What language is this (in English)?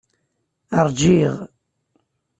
Kabyle